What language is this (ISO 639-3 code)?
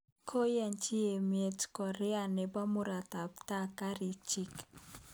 kln